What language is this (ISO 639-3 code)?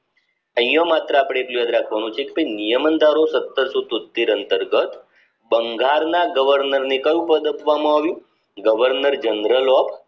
guj